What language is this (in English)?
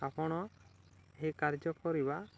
Odia